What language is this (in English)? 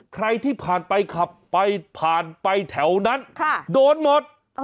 Thai